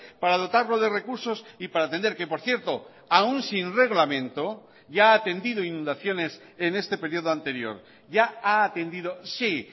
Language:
Spanish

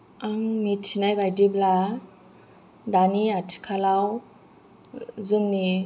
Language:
Bodo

